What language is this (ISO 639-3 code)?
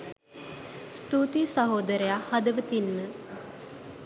sin